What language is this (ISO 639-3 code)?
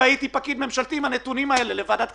heb